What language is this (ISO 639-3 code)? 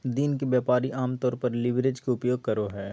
mag